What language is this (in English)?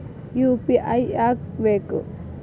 Kannada